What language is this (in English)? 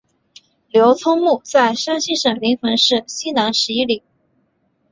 Chinese